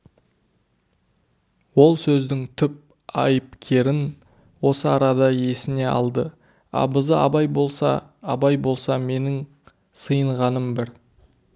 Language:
Kazakh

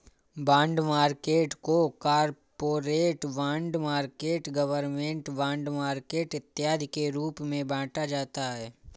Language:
Hindi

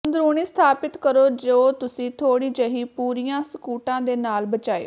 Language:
Punjabi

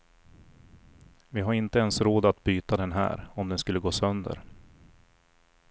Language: Swedish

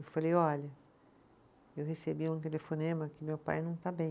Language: Portuguese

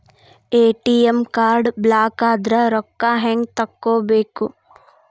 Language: Kannada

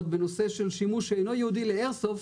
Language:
Hebrew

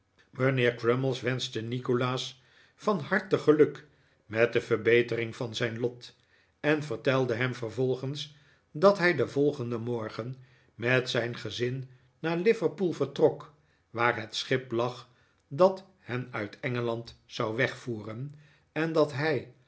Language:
Dutch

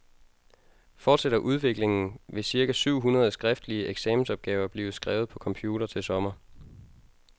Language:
Danish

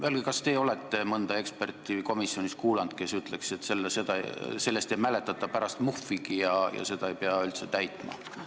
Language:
Estonian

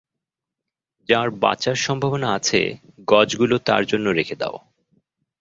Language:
Bangla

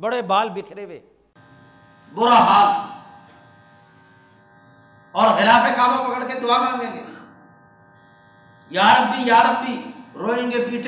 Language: Urdu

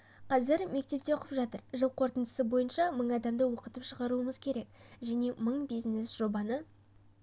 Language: Kazakh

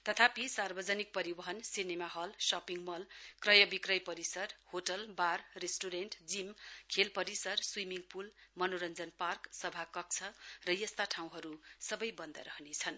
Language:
Nepali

